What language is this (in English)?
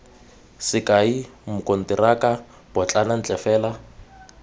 Tswana